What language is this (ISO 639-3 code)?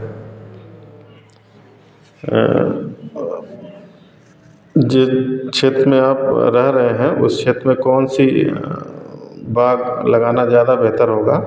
hin